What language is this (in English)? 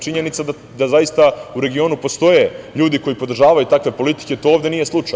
Serbian